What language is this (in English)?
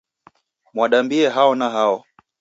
Taita